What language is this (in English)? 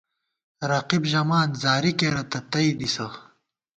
Gawar-Bati